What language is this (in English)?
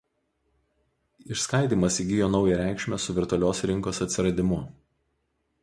Lithuanian